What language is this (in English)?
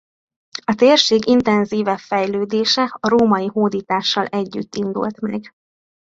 Hungarian